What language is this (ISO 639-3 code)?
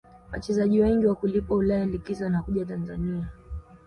swa